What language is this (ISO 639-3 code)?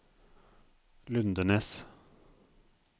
nor